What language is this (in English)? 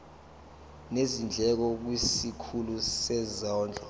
Zulu